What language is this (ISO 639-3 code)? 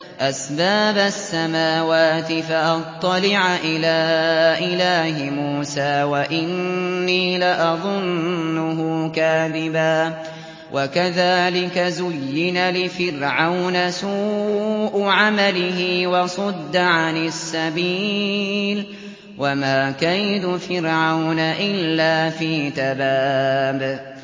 ara